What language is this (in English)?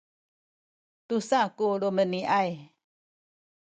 Sakizaya